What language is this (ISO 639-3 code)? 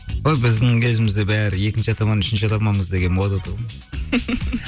kaz